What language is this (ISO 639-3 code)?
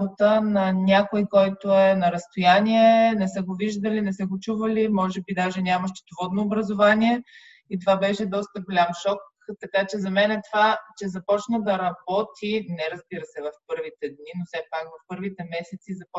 bul